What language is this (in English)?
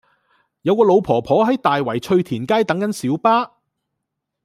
Cantonese